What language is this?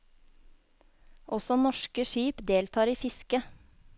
Norwegian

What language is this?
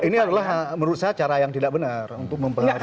Indonesian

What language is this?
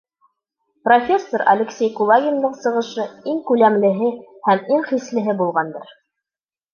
Bashkir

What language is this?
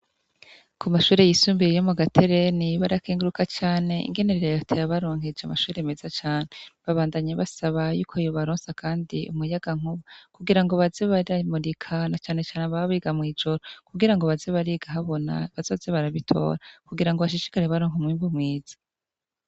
Rundi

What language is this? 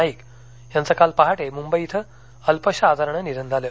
Marathi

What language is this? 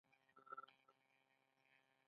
Pashto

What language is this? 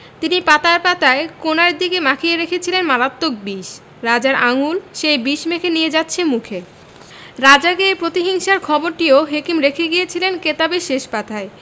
Bangla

